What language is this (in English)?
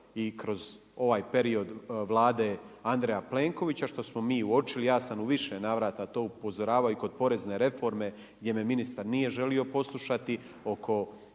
Croatian